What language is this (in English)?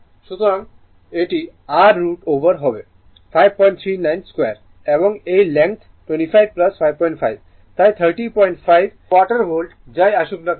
Bangla